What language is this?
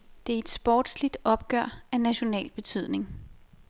Danish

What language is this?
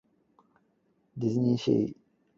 Cantonese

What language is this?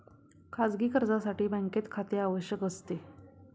Marathi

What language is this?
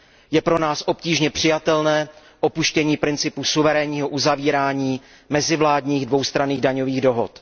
Czech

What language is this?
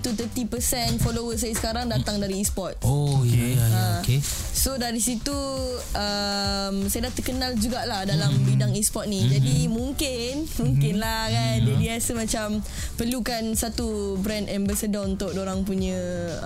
Malay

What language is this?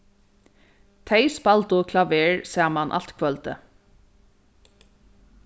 Faroese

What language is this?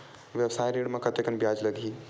Chhattisgarhi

